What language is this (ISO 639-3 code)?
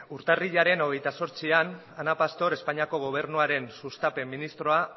eus